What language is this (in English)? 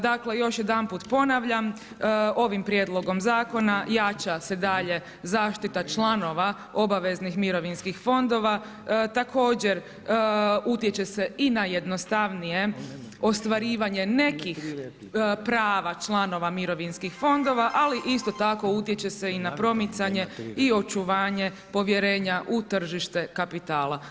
Croatian